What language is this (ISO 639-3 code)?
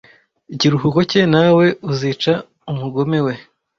kin